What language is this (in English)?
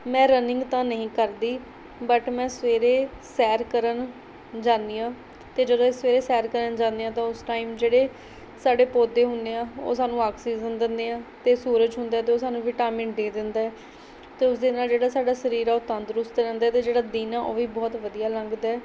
Punjabi